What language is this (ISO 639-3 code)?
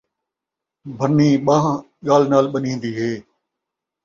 skr